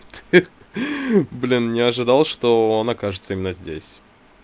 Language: Russian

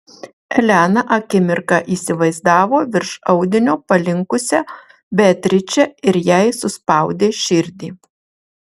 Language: Lithuanian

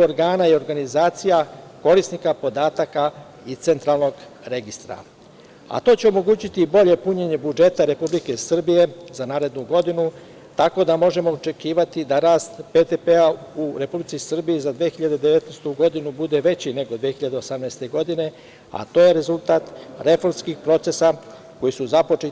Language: Serbian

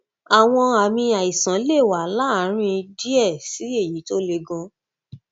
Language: Yoruba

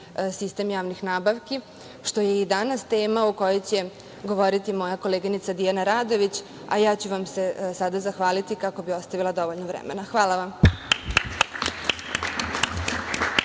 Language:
Serbian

